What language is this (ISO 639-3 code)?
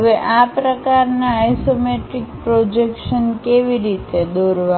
guj